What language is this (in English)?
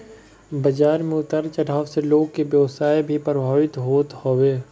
Bhojpuri